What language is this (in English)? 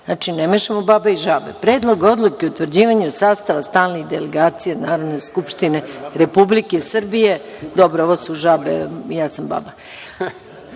Serbian